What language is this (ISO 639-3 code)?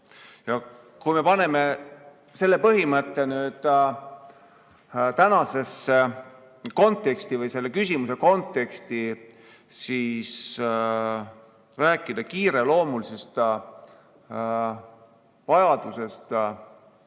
est